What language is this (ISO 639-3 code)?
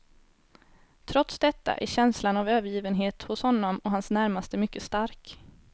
swe